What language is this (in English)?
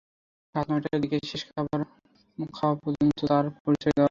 Bangla